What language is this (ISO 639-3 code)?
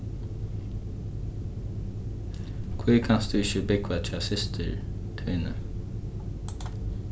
fao